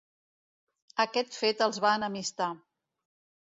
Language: Catalan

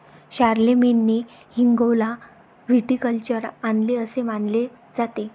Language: Marathi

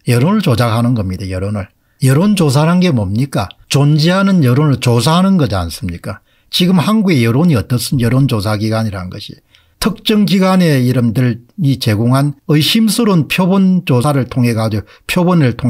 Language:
Korean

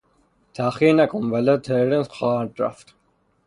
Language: Persian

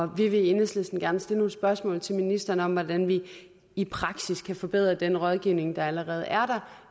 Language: Danish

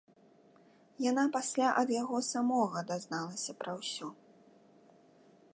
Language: Belarusian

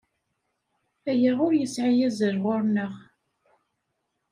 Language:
Kabyle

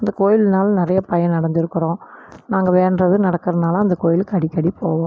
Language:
Tamil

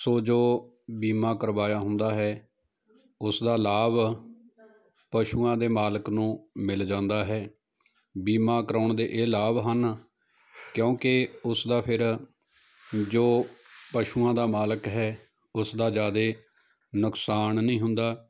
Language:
Punjabi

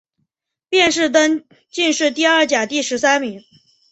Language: Chinese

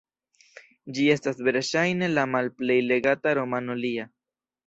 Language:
Esperanto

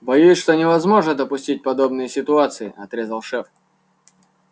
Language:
Russian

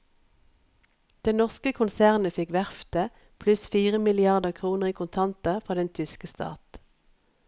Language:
Norwegian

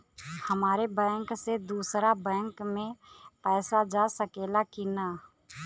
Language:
Bhojpuri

